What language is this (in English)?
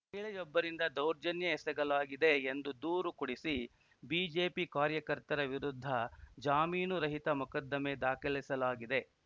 Kannada